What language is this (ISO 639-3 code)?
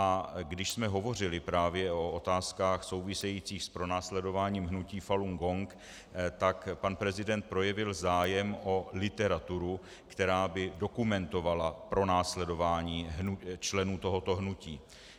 ces